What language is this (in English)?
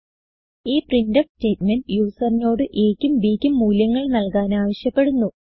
Malayalam